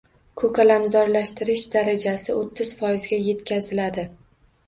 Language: Uzbek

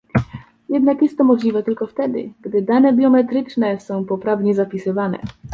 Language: Polish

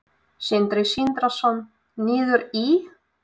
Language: Icelandic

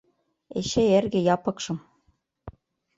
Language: Mari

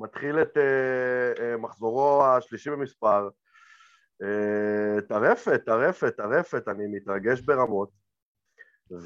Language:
Hebrew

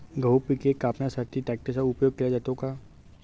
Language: Marathi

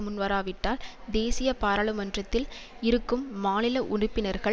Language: Tamil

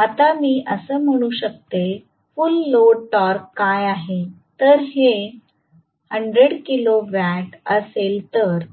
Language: Marathi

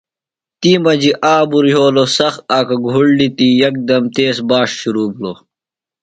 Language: Phalura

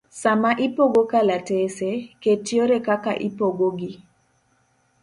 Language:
Luo (Kenya and Tanzania)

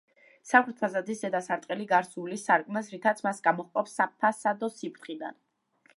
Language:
Georgian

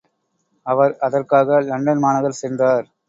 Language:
Tamil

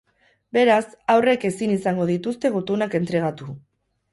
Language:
Basque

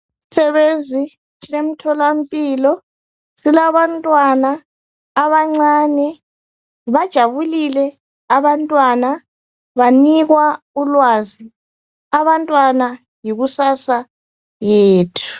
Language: North Ndebele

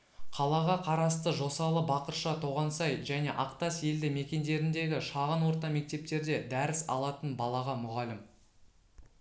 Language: Kazakh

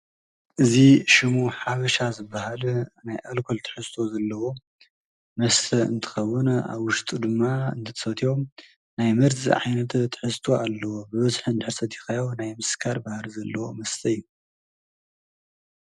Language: Tigrinya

